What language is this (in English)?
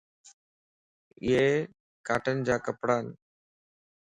Lasi